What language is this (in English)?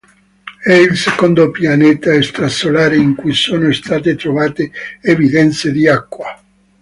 Italian